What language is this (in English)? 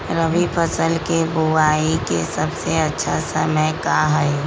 Magahi